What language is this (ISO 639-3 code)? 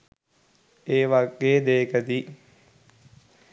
sin